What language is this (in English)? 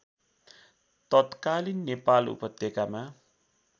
Nepali